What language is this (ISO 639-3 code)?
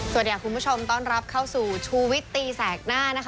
tha